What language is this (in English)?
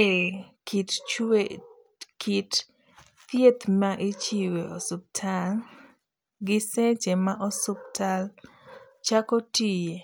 Luo (Kenya and Tanzania)